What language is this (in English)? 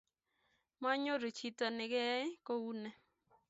Kalenjin